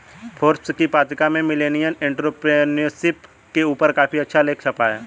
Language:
Hindi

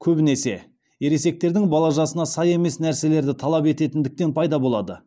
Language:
Kazakh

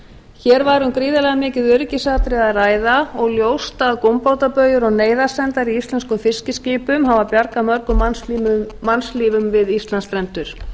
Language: Icelandic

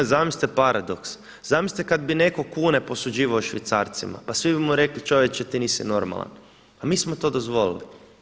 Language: Croatian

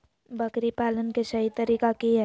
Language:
Magahi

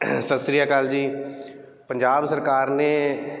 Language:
Punjabi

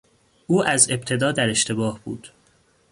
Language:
Persian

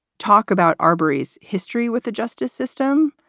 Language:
English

